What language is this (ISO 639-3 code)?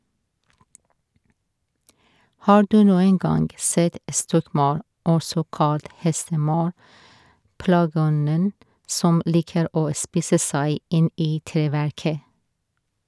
nor